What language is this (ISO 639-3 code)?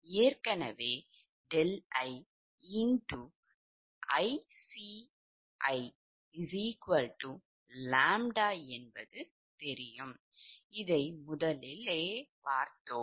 tam